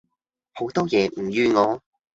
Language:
Cantonese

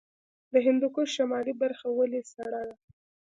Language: Pashto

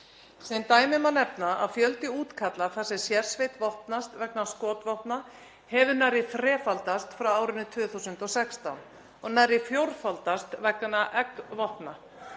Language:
Icelandic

